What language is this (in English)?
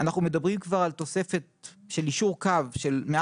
Hebrew